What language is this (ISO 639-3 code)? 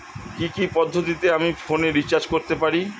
ben